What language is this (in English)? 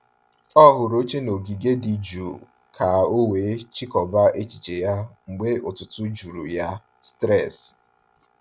Igbo